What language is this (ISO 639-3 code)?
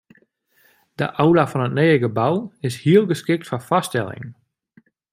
fry